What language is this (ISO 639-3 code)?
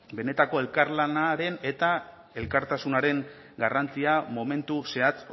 eus